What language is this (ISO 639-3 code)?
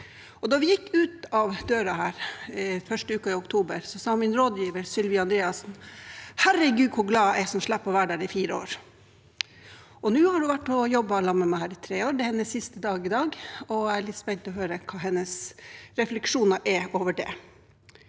nor